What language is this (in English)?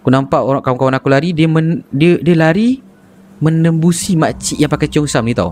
Malay